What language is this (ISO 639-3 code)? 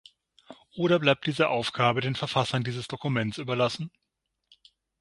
deu